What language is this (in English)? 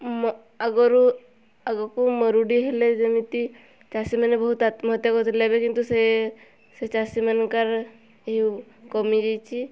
Odia